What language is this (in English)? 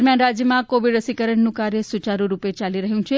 Gujarati